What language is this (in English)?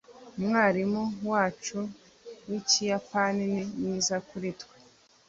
Kinyarwanda